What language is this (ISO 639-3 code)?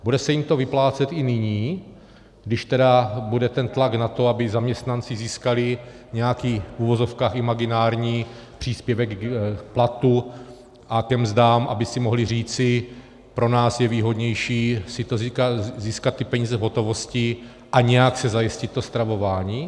ces